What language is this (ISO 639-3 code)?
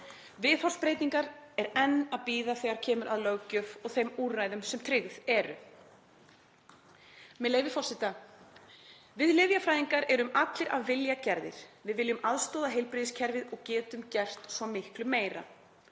isl